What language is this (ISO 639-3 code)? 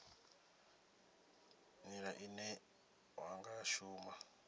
ven